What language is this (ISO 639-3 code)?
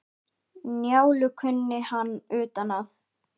isl